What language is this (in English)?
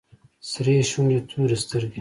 Pashto